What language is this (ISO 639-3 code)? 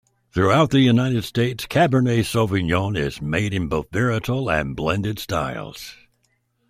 eng